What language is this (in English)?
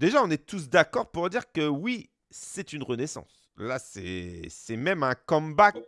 French